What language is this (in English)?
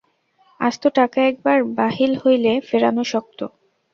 Bangla